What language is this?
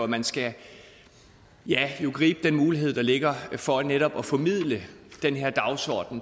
Danish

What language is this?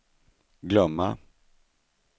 Swedish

